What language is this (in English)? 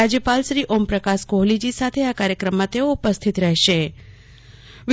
Gujarati